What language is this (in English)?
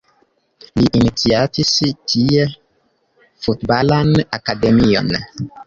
Esperanto